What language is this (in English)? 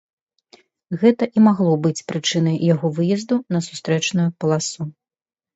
Belarusian